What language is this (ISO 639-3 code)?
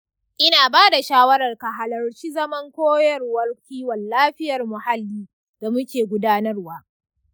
hau